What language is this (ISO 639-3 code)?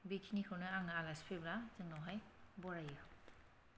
brx